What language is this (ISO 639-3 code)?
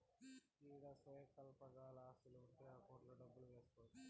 tel